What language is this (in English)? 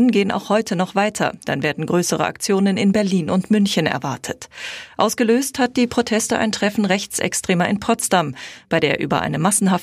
German